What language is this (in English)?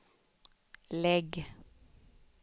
Swedish